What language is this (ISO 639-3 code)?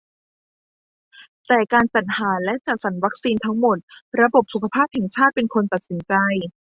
tha